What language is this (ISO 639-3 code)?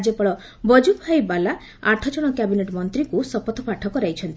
ori